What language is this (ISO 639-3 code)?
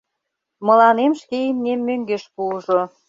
chm